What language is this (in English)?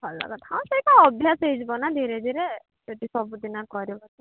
Odia